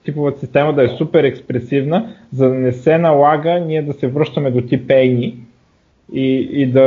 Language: Bulgarian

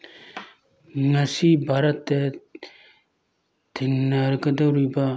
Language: Manipuri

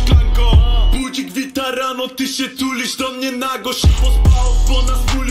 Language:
Polish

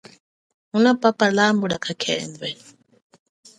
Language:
Chokwe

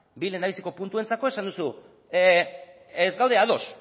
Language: Basque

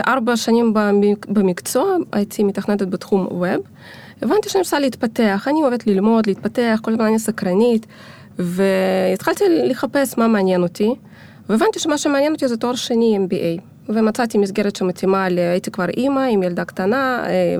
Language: Hebrew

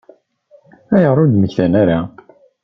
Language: Kabyle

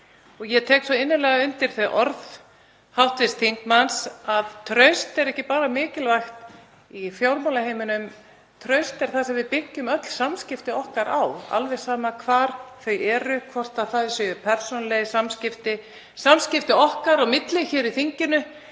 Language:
Icelandic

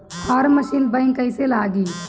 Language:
Bhojpuri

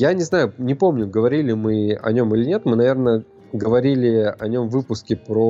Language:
Russian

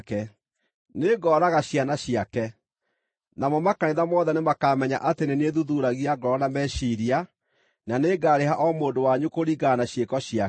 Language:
Kikuyu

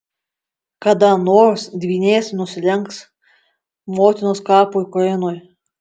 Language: Lithuanian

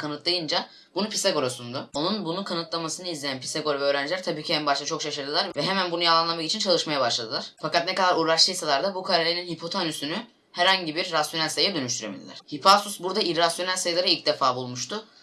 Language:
Turkish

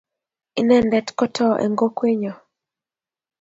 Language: Kalenjin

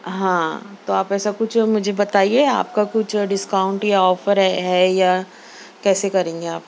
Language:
Urdu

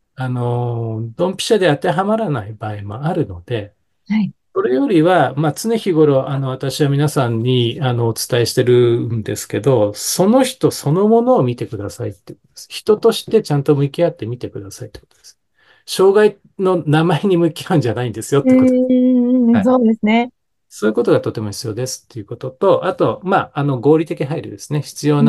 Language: Japanese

